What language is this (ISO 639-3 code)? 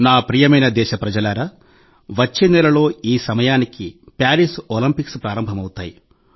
tel